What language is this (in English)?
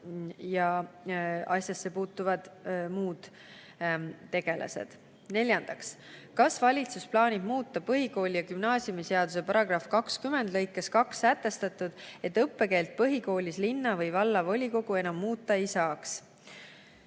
Estonian